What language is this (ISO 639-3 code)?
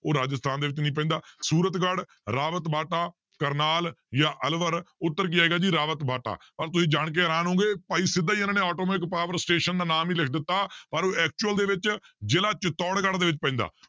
pan